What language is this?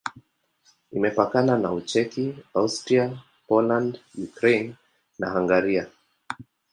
Swahili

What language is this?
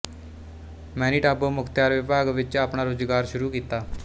Punjabi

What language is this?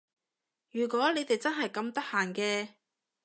Cantonese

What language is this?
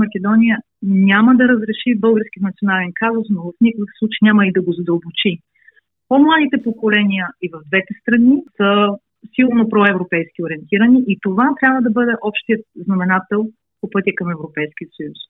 Bulgarian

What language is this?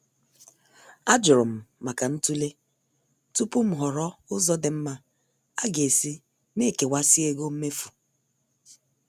Igbo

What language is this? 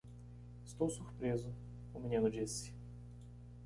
Portuguese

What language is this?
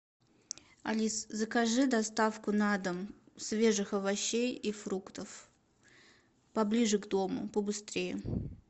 Russian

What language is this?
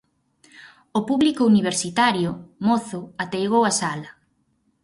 Galician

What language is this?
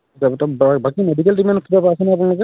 Assamese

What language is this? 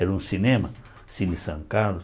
Portuguese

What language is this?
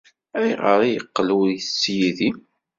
Kabyle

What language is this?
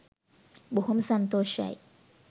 Sinhala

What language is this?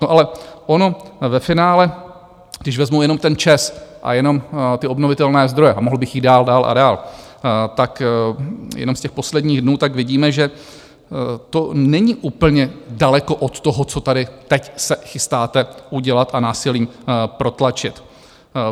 Czech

